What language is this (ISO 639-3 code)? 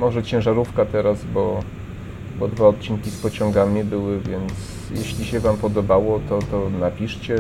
pol